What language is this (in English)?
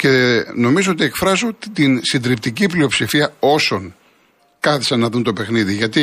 Greek